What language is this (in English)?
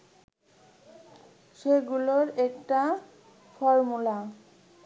Bangla